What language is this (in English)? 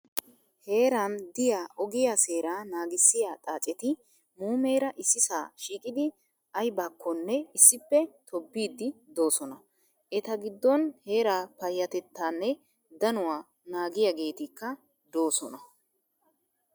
Wolaytta